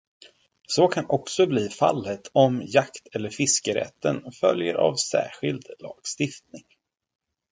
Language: Swedish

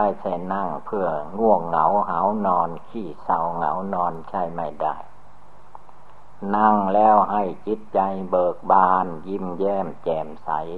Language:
Thai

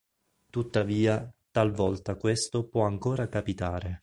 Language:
Italian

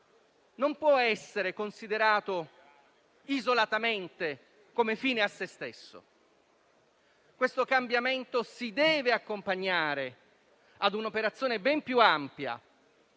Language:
Italian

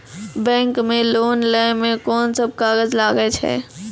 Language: Maithili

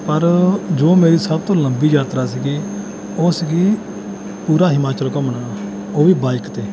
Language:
Punjabi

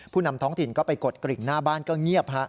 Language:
Thai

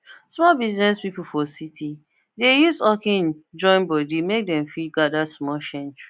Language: Nigerian Pidgin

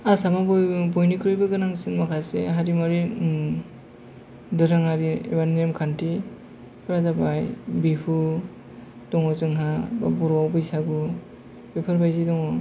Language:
Bodo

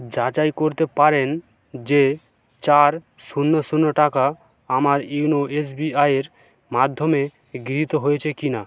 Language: Bangla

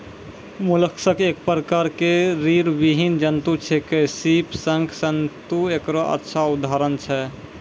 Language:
Maithili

